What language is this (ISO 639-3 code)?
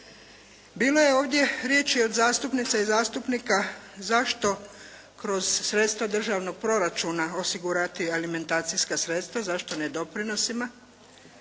hrv